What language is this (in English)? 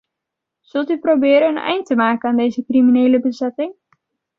Dutch